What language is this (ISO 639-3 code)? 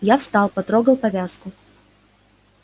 rus